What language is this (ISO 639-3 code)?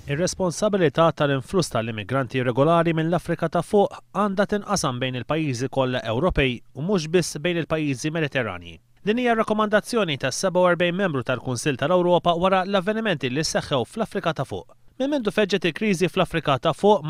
ara